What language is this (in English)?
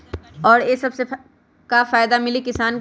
Magahi